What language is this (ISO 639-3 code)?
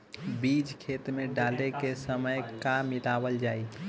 bho